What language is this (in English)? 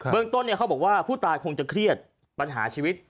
Thai